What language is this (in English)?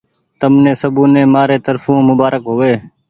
Goaria